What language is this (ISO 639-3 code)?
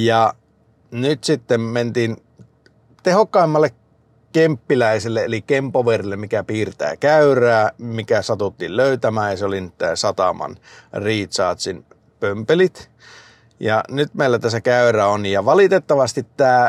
fin